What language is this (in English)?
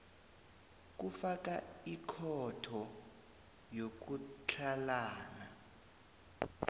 South Ndebele